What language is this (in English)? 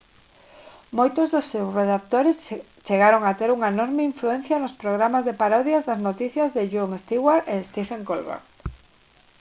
Galician